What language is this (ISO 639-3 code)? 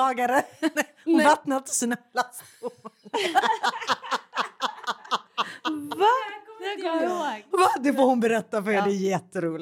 swe